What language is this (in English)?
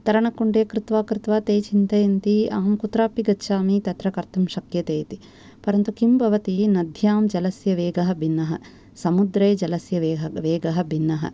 Sanskrit